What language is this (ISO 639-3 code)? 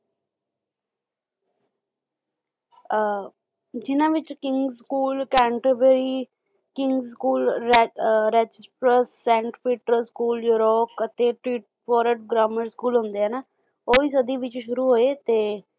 pan